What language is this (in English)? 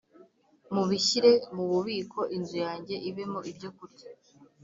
Kinyarwanda